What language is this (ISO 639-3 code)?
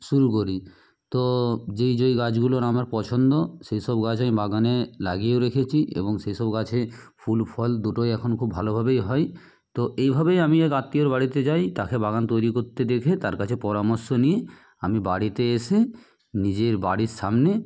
ben